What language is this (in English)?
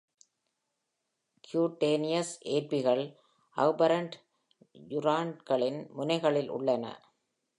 Tamil